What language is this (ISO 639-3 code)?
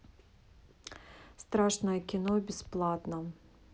rus